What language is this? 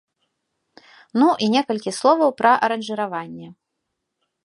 Belarusian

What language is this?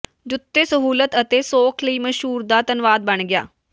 Punjabi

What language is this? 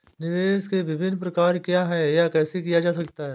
Hindi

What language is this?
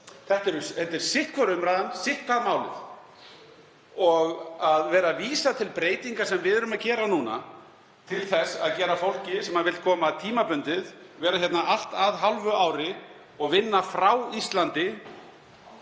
Icelandic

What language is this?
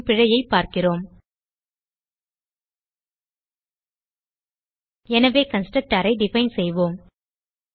Tamil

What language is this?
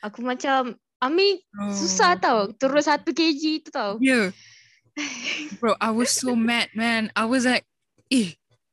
Malay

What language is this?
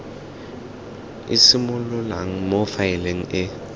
Tswana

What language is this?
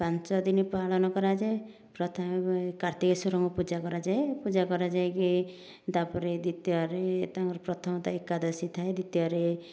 Odia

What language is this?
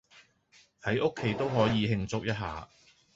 Cantonese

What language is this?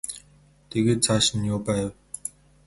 Mongolian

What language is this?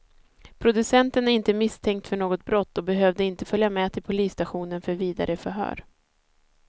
Swedish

